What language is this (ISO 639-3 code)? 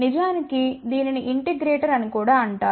tel